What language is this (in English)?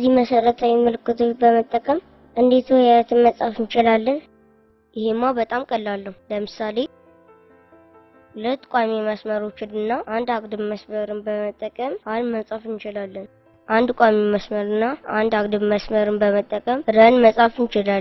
Amharic